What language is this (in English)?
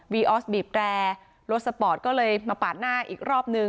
Thai